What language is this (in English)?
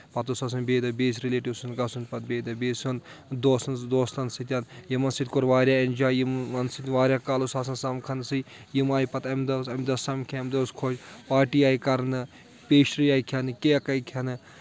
Kashmiri